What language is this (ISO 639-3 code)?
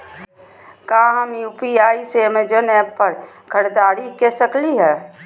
mag